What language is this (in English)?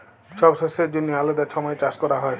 Bangla